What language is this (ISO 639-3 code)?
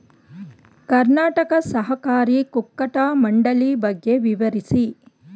kan